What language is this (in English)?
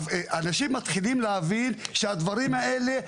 Hebrew